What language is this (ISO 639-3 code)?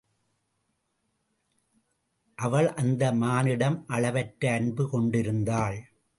tam